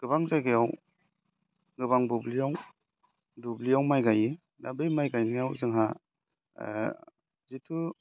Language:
Bodo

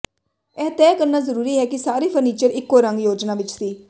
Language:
Punjabi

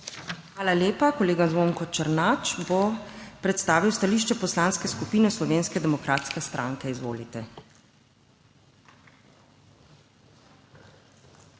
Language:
Slovenian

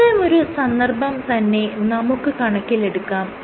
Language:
Malayalam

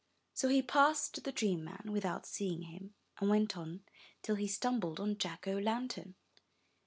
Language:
English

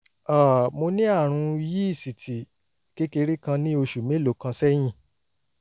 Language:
Yoruba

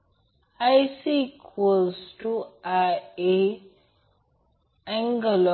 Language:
Marathi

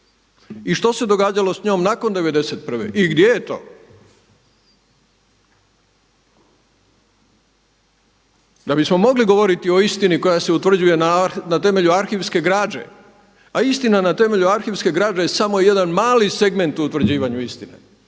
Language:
Croatian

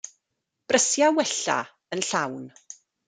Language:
Welsh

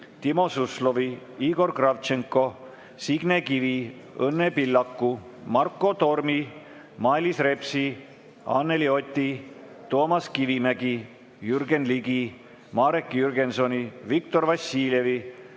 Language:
Estonian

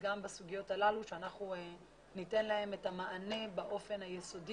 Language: Hebrew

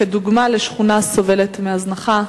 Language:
Hebrew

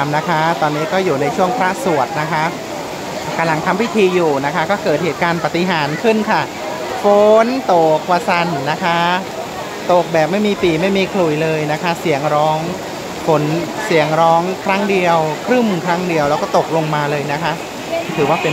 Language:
Thai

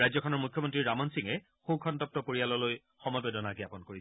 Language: Assamese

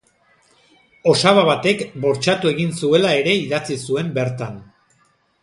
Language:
Basque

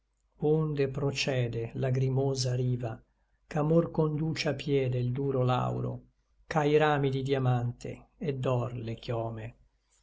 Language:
Italian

